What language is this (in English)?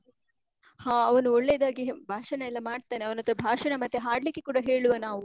Kannada